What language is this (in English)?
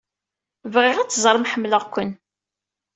Kabyle